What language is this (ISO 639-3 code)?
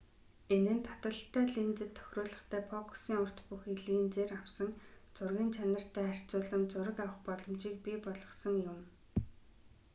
mon